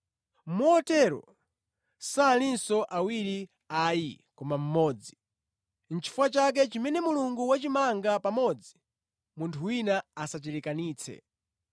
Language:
Nyanja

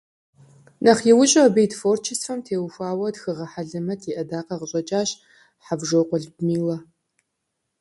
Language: Kabardian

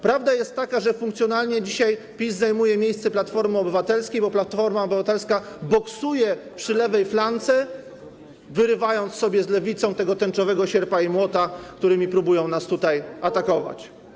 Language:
Polish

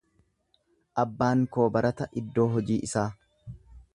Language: Oromo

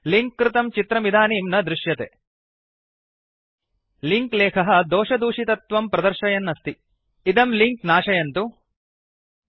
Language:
Sanskrit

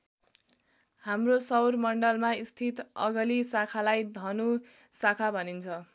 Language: Nepali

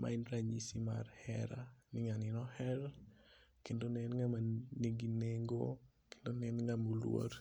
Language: Luo (Kenya and Tanzania)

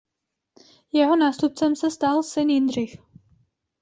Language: Czech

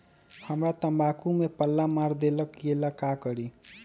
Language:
Magahi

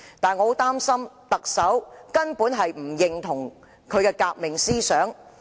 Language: Cantonese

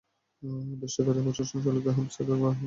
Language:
Bangla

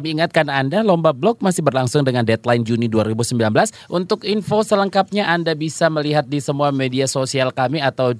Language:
Indonesian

